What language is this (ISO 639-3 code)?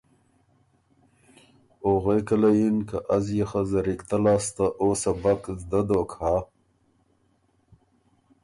oru